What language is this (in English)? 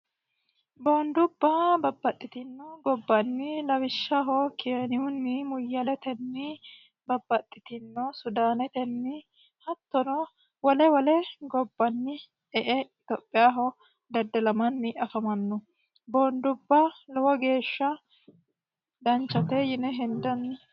Sidamo